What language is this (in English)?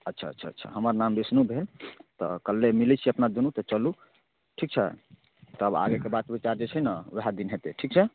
Maithili